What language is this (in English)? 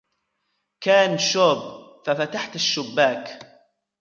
Arabic